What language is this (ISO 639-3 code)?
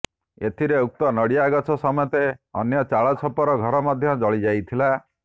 ori